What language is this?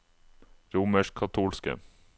Norwegian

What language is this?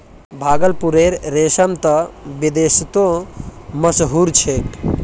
Magahi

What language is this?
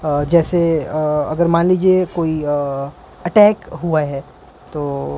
Urdu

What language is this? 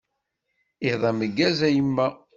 Kabyle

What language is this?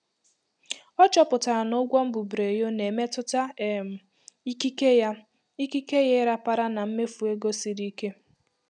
Igbo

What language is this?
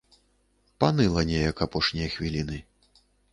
Belarusian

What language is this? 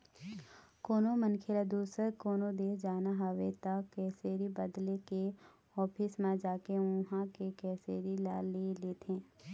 Chhattisgarhi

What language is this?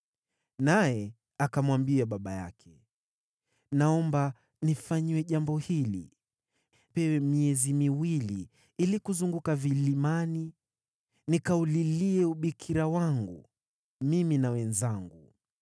Swahili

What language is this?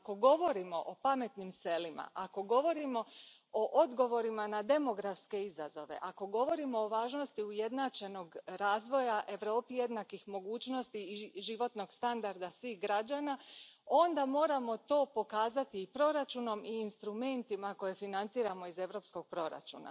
Croatian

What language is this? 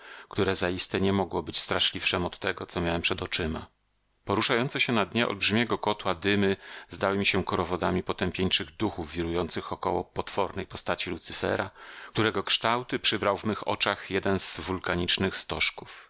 Polish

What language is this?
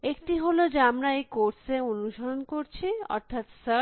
Bangla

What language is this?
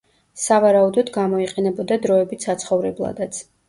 Georgian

